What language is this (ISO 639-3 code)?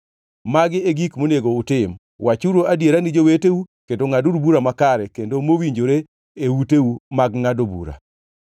luo